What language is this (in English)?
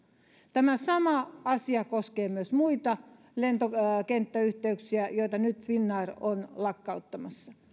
Finnish